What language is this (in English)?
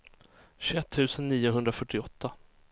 Swedish